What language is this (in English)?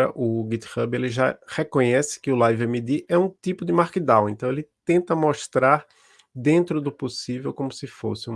Portuguese